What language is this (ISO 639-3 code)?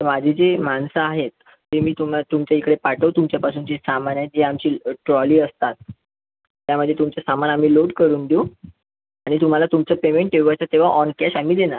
mar